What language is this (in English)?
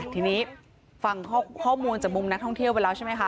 Thai